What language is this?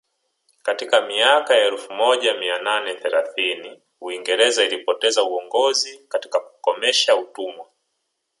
Swahili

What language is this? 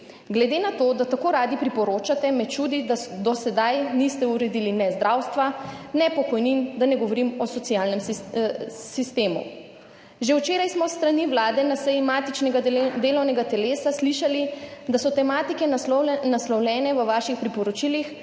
Slovenian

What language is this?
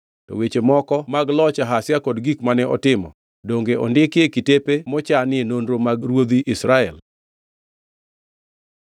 Luo (Kenya and Tanzania)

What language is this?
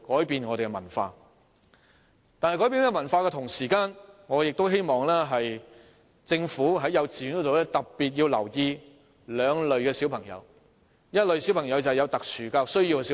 Cantonese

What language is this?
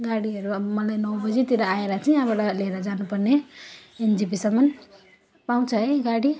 Nepali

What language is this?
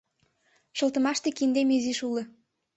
Mari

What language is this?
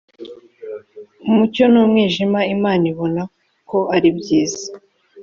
Kinyarwanda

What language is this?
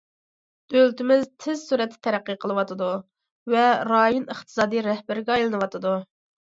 Uyghur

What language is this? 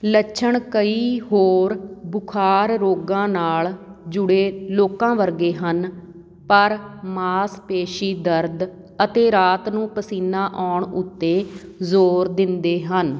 Punjabi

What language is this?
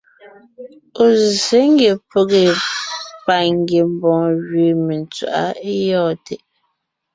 Ngiemboon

